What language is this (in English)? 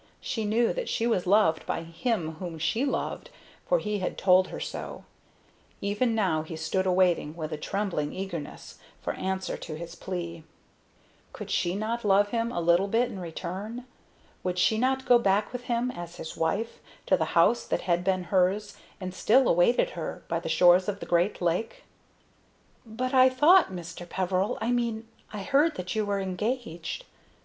English